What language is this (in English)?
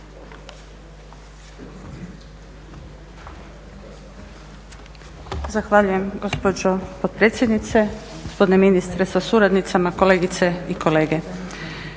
Croatian